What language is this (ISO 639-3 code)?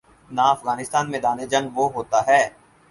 urd